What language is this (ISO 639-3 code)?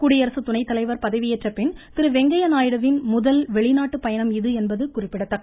tam